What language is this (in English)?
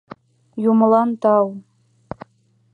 Mari